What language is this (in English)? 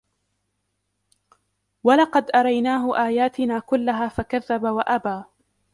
Arabic